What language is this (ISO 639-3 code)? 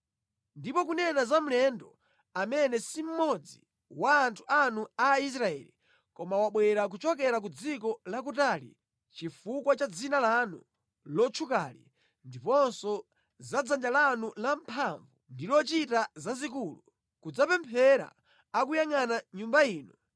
nya